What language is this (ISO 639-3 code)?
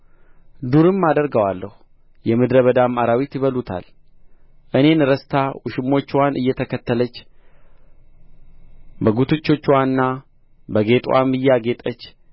amh